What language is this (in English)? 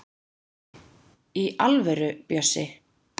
Icelandic